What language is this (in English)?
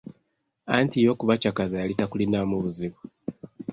Ganda